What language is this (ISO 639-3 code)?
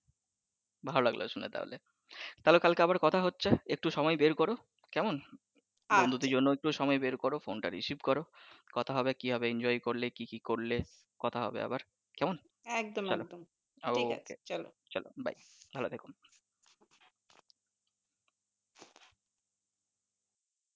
ben